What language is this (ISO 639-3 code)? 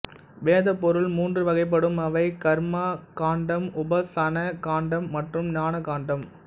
tam